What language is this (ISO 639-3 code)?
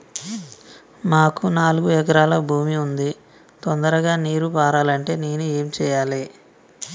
tel